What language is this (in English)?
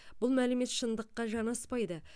Kazakh